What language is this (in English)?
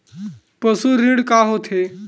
Chhattisgarhi